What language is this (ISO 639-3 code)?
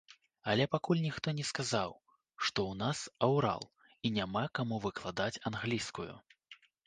bel